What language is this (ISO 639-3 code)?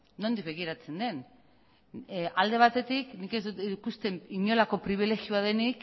eus